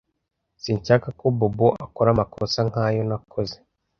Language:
Kinyarwanda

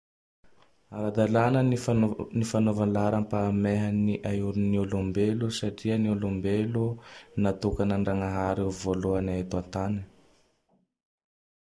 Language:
Tandroy-Mahafaly Malagasy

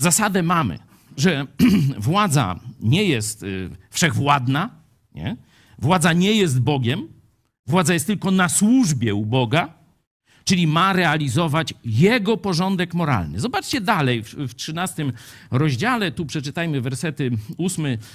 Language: Polish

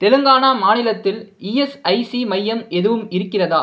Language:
Tamil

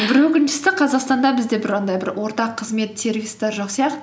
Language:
Kazakh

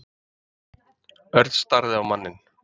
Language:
Icelandic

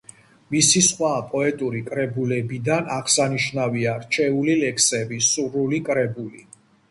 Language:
Georgian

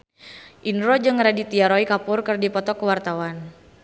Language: Sundanese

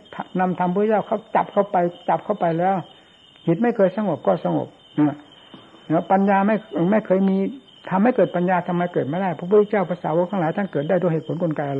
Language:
Thai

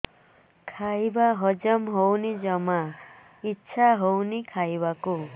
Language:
Odia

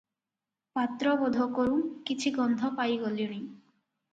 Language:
Odia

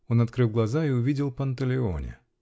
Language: Russian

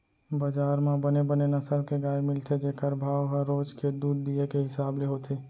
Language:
Chhattisgarhi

